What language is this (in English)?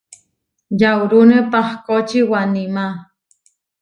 Huarijio